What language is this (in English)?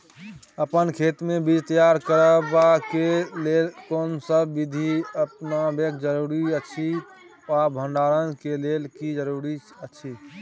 Maithili